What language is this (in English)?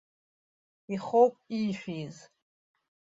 Abkhazian